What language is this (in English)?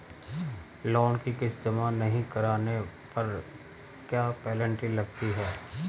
Hindi